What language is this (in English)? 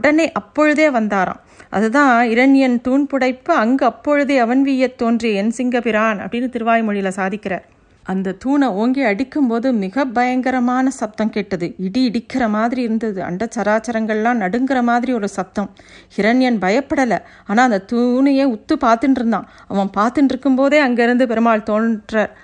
Tamil